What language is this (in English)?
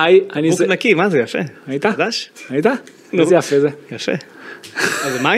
Hebrew